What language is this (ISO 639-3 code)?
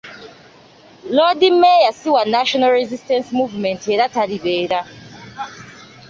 lug